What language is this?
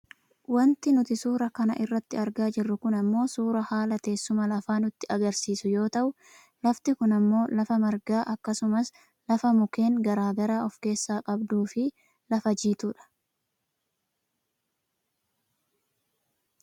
Oromo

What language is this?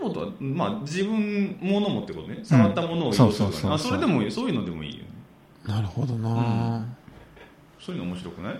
Japanese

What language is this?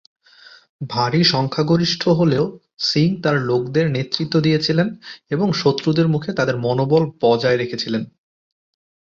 Bangla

